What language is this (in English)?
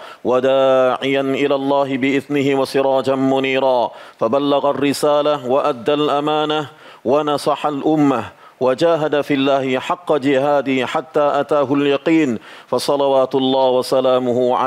Thai